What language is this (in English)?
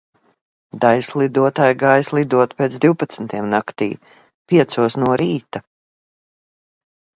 Latvian